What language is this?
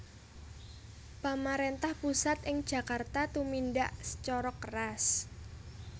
Javanese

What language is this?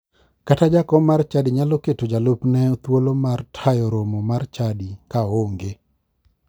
Luo (Kenya and Tanzania)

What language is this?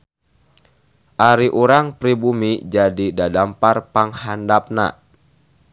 Sundanese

